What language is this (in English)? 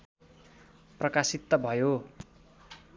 Nepali